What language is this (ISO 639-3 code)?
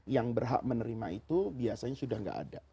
ind